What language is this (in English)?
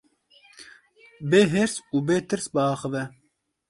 Kurdish